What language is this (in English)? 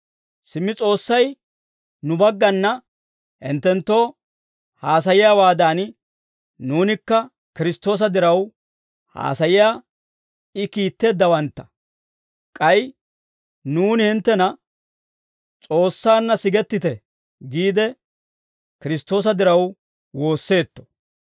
Dawro